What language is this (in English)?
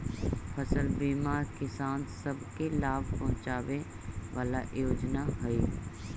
Magahi